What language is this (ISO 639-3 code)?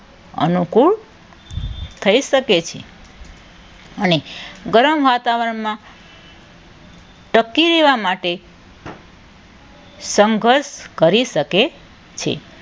guj